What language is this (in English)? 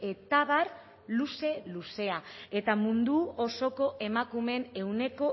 Basque